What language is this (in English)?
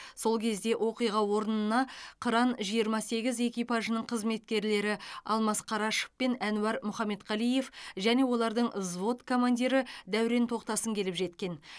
Kazakh